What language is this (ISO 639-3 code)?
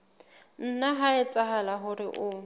sot